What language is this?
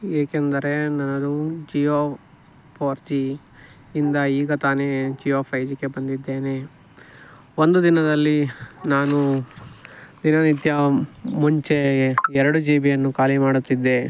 Kannada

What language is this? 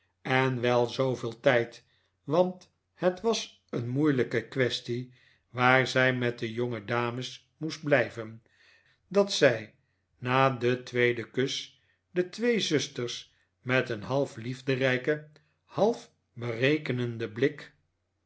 Dutch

